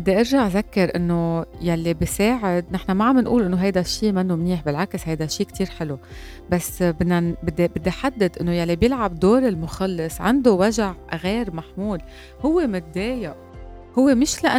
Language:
Arabic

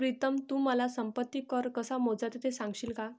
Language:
Marathi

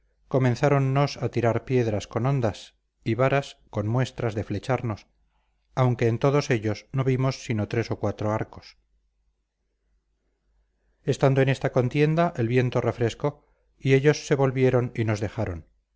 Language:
Spanish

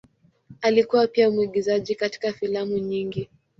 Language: Swahili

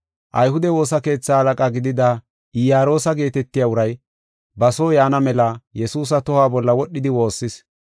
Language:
Gofa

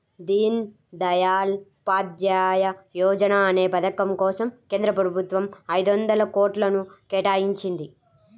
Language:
Telugu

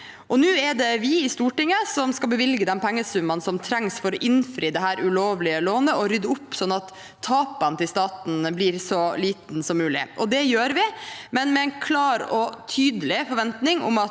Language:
Norwegian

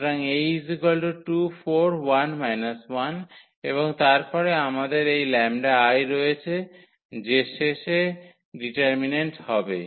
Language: Bangla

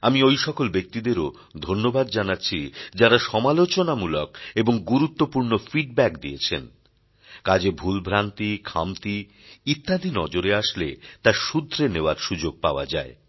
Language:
Bangla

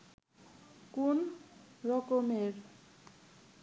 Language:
Bangla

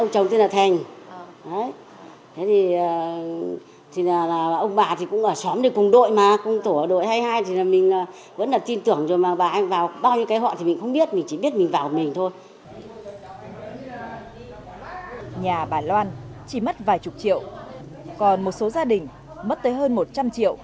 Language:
Vietnamese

